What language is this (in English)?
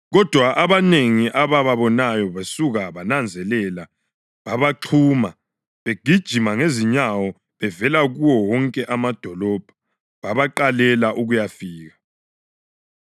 North Ndebele